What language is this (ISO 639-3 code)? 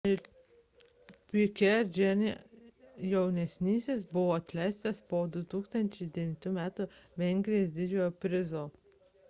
lit